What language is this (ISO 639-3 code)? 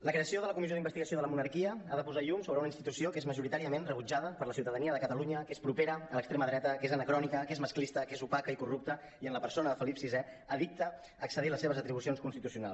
cat